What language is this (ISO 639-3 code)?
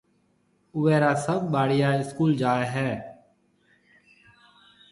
mve